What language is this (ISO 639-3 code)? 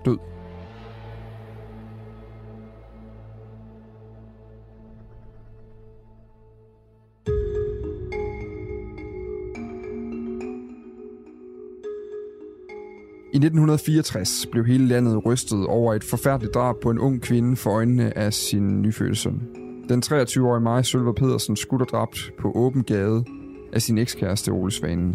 dan